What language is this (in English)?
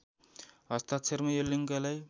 Nepali